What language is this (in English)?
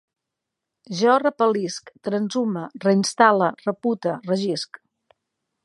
Catalan